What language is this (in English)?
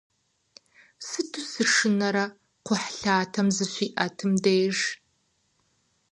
Kabardian